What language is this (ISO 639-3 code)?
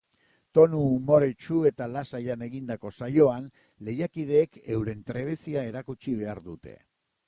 eus